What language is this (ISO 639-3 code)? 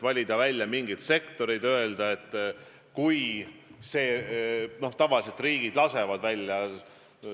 est